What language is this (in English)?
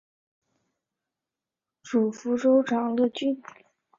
Chinese